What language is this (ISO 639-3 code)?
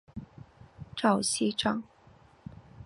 zho